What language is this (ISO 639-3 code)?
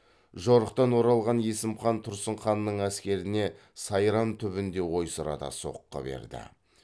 kaz